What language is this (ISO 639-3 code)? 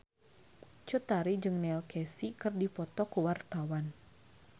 sun